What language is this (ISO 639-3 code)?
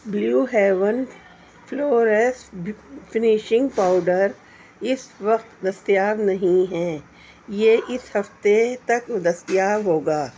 urd